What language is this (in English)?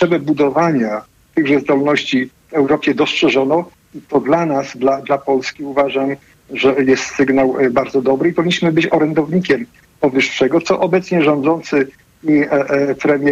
Polish